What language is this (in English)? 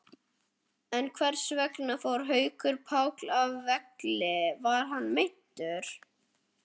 Icelandic